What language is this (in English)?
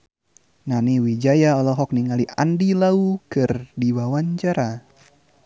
Sundanese